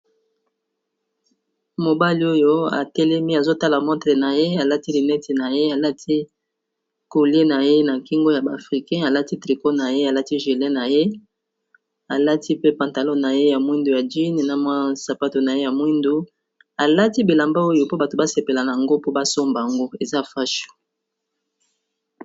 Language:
Lingala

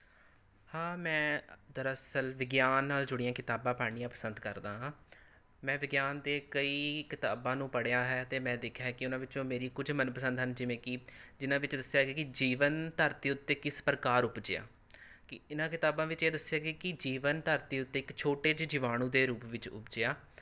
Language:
Punjabi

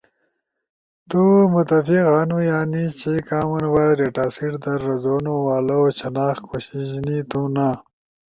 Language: Ushojo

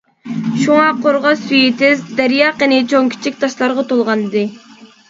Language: Uyghur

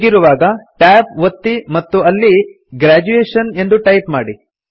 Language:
Kannada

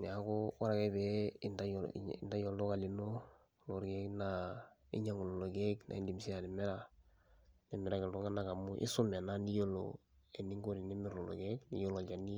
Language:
Masai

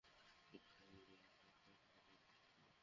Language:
Bangla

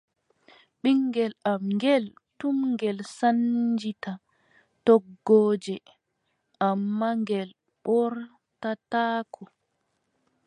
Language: Adamawa Fulfulde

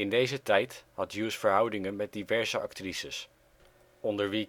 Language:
Dutch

